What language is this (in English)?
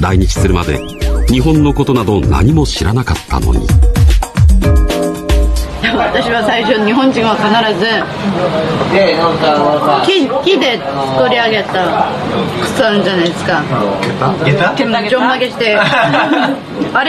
Japanese